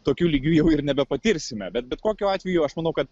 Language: Lithuanian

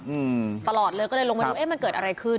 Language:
Thai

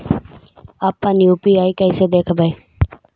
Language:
Magahi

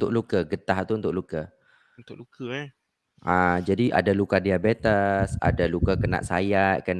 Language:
Malay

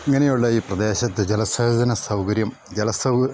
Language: Malayalam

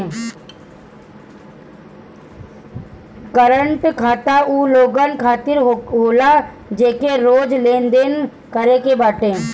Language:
Bhojpuri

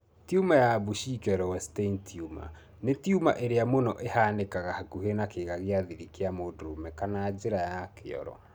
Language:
Kikuyu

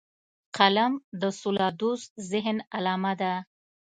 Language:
Pashto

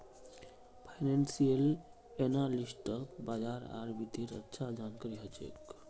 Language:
Magahi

